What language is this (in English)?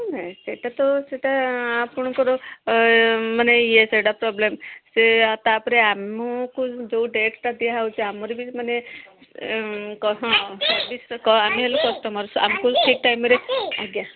Odia